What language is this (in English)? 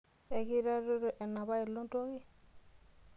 Masai